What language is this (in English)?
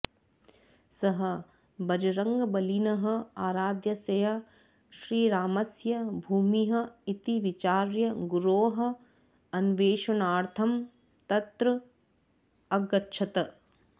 Sanskrit